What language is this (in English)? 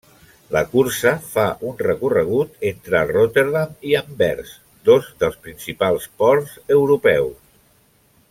Catalan